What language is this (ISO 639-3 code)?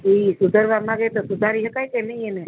guj